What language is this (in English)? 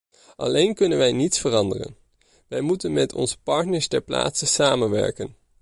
Dutch